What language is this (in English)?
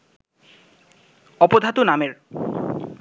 Bangla